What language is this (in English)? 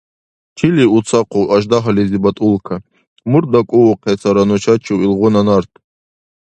Dargwa